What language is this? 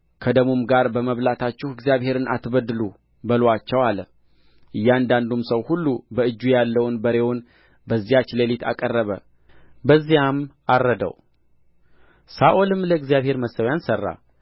Amharic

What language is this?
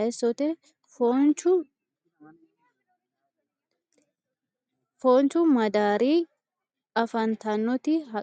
Sidamo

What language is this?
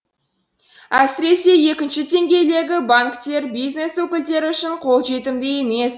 Kazakh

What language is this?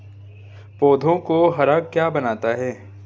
Hindi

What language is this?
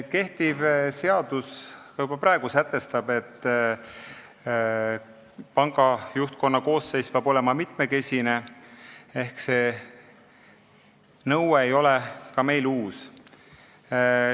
Estonian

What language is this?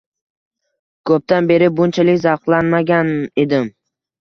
Uzbek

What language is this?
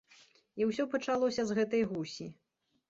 Belarusian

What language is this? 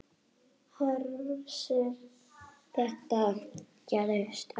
Icelandic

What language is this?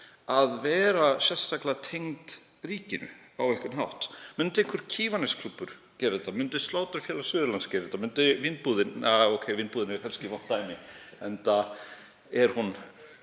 Icelandic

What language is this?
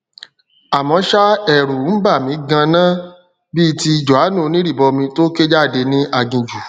Yoruba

